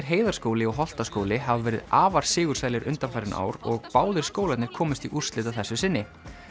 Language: Icelandic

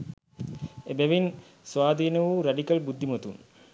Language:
Sinhala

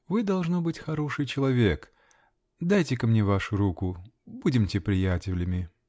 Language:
Russian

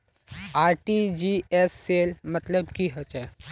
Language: Magahi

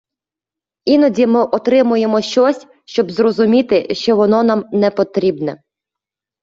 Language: Ukrainian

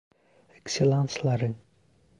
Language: Turkish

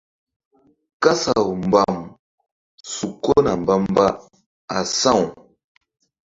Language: Mbum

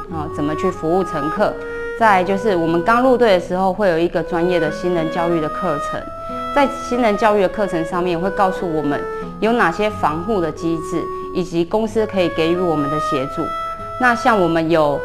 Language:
Chinese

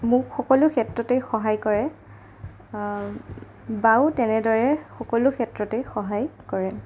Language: Assamese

